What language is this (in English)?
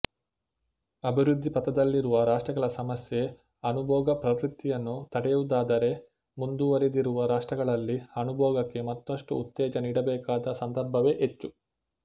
Kannada